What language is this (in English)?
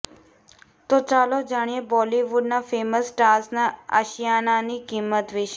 Gujarati